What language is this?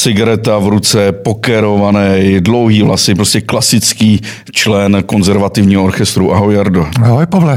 Czech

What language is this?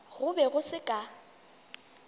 Northern Sotho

